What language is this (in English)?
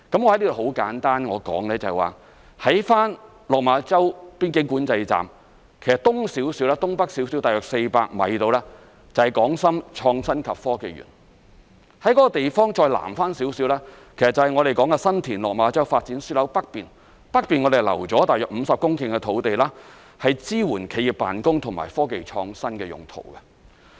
Cantonese